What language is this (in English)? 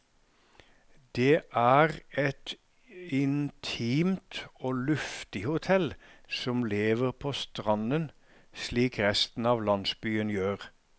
Norwegian